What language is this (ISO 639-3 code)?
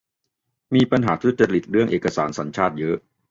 tha